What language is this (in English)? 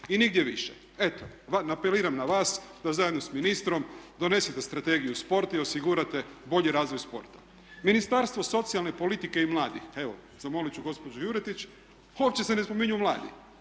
Croatian